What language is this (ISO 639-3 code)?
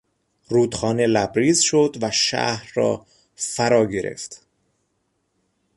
fas